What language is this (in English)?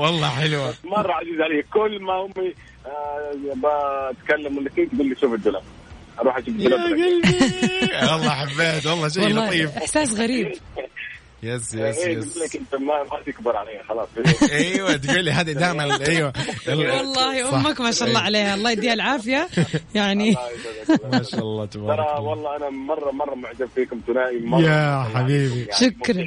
Arabic